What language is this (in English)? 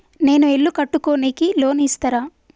Telugu